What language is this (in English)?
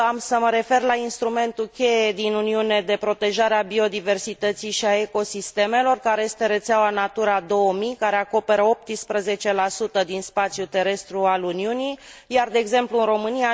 Romanian